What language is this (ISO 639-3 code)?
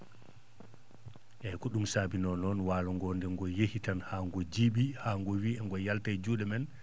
ful